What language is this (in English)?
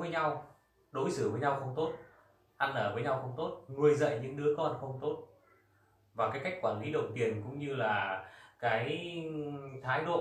Vietnamese